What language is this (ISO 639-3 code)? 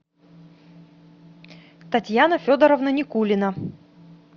rus